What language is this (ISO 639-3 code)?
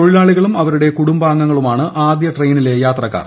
mal